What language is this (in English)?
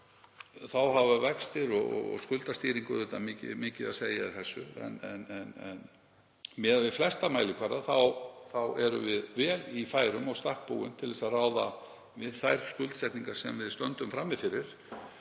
Icelandic